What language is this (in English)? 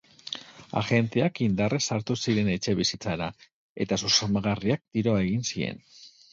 Basque